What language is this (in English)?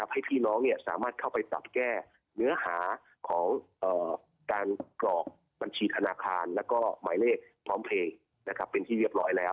Thai